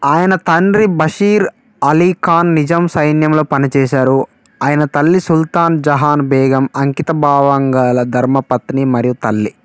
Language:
Telugu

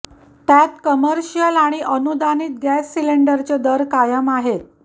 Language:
Marathi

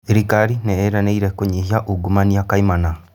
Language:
Kikuyu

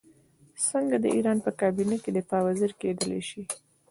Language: Pashto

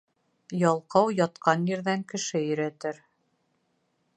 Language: Bashkir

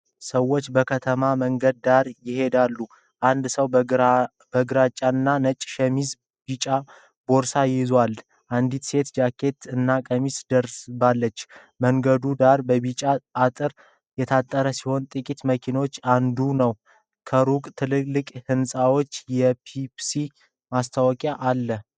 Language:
Amharic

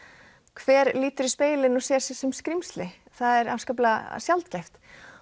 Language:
Icelandic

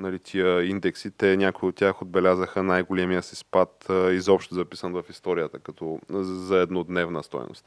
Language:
Bulgarian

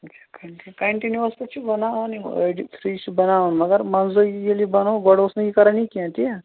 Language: Kashmiri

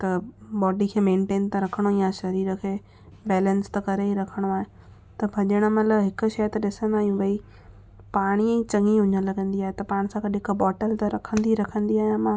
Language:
Sindhi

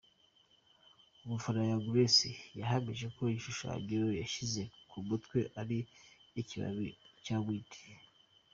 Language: Kinyarwanda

